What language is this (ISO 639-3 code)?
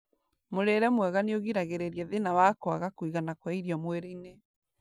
kik